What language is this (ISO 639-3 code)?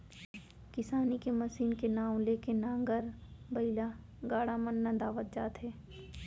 hne